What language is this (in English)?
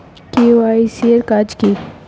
Bangla